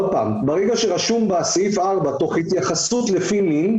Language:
Hebrew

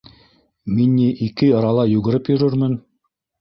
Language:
Bashkir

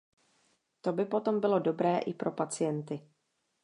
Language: Czech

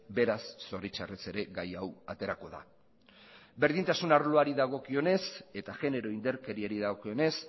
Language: Basque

